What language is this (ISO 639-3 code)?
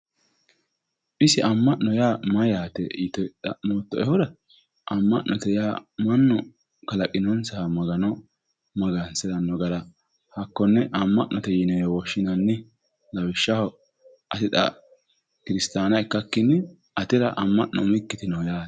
sid